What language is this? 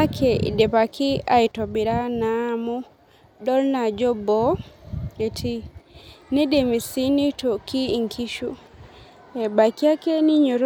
Masai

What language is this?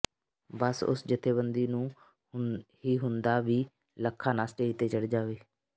Punjabi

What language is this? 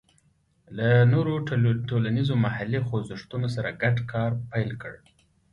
Pashto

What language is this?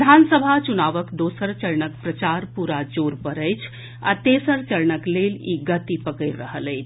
Maithili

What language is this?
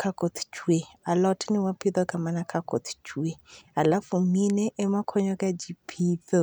Luo (Kenya and Tanzania)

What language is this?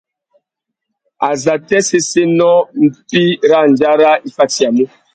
Tuki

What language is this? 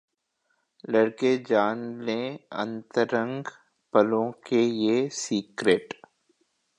Hindi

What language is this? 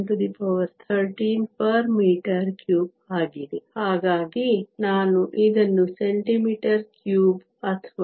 Kannada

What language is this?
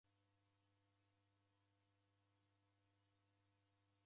Taita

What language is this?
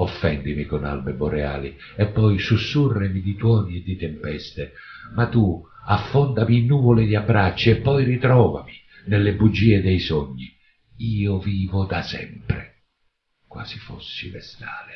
Italian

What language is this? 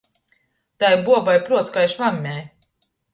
Latgalian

